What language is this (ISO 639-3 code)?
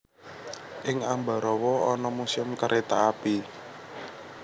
jav